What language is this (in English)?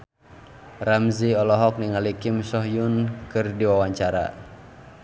Sundanese